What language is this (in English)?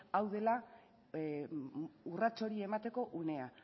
Basque